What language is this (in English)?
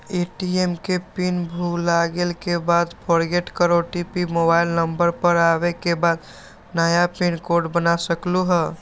Magahi